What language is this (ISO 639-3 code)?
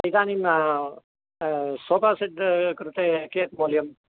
san